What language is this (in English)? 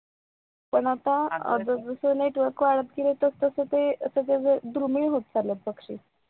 Marathi